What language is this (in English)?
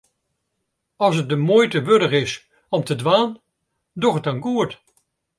Western Frisian